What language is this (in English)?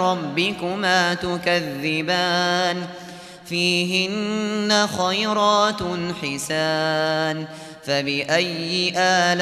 Arabic